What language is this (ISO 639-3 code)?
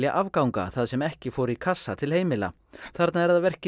isl